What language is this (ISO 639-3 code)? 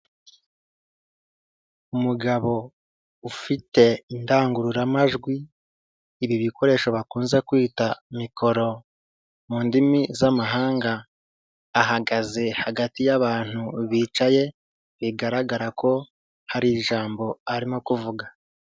kin